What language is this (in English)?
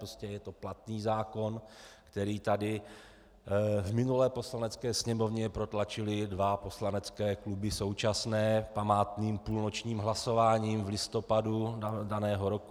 Czech